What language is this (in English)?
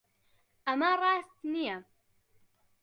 Central Kurdish